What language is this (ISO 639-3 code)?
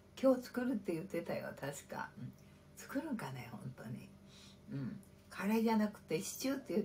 jpn